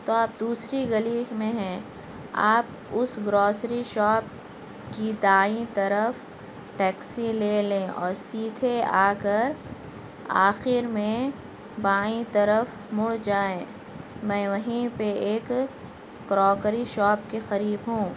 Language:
Urdu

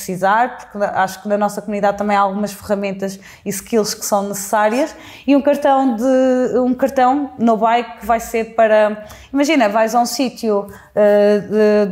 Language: Portuguese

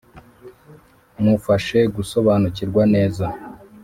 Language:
Kinyarwanda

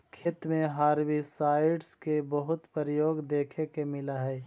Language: Magahi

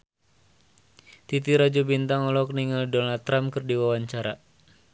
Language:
Sundanese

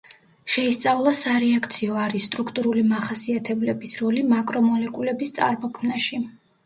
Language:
Georgian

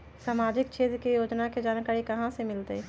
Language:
Magahi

